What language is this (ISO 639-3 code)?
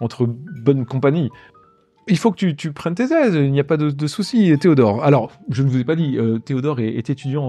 fra